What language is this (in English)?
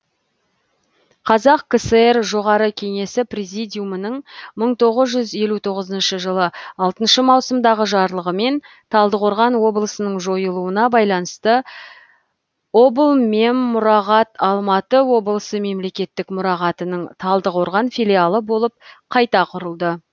Kazakh